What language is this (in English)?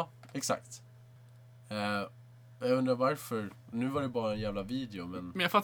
Swedish